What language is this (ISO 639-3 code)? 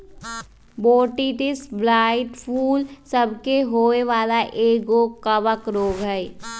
mag